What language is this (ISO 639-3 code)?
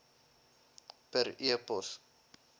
afr